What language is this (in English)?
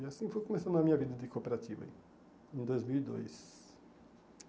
Portuguese